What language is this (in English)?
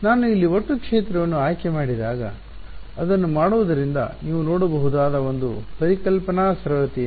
Kannada